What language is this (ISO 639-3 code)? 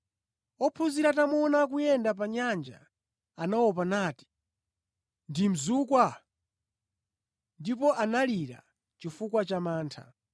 nya